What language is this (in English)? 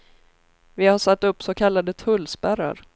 Swedish